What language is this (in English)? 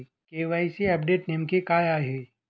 Marathi